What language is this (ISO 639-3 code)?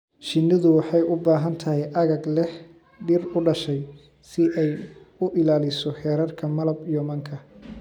som